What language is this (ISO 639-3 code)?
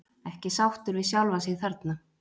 isl